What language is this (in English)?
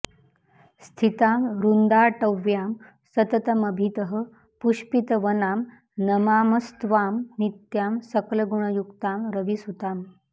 Sanskrit